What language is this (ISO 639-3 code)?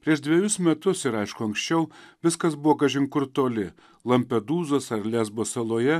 lit